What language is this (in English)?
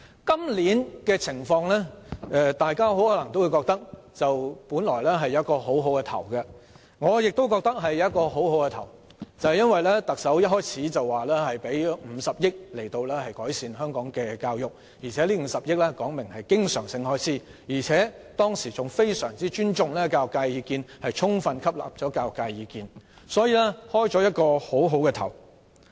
Cantonese